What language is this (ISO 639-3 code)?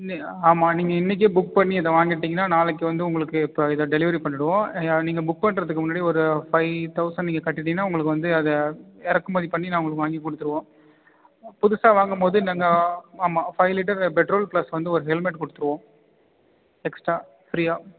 tam